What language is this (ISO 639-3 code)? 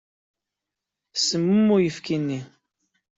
kab